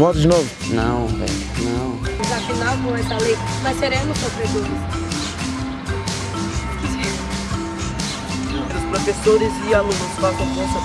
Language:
Portuguese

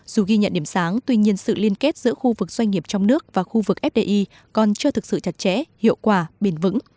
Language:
Vietnamese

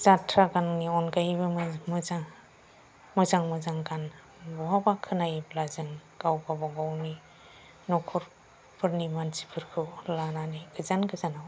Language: Bodo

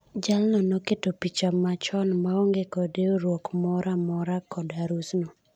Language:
Luo (Kenya and Tanzania)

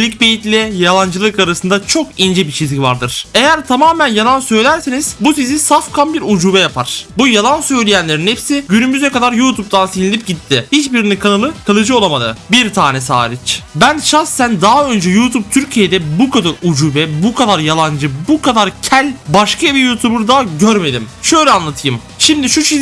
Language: Turkish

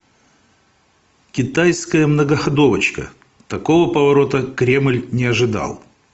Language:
Russian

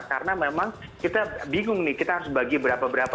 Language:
Indonesian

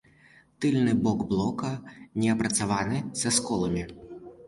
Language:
Belarusian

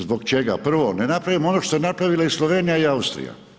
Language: Croatian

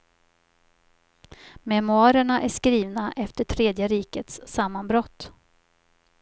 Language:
Swedish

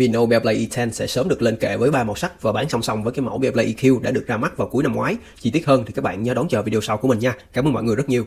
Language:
Vietnamese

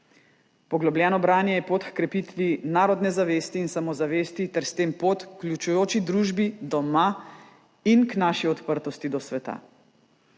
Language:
Slovenian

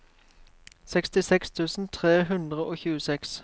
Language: Norwegian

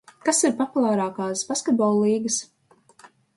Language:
Latvian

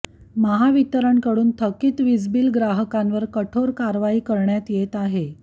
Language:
Marathi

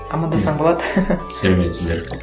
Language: Kazakh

